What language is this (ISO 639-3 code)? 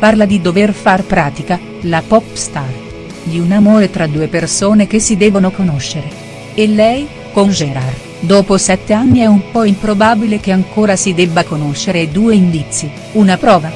ita